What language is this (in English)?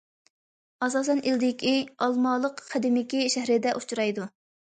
Uyghur